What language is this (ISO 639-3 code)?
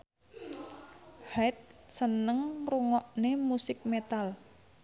jav